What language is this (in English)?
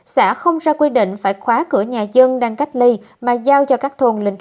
Vietnamese